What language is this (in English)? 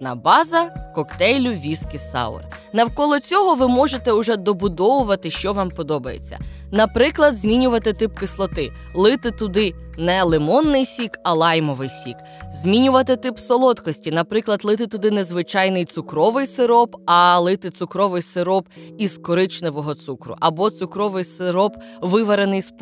Ukrainian